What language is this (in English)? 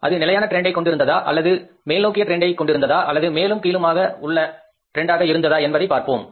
Tamil